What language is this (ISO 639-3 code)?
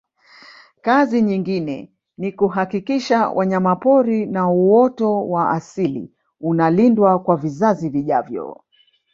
swa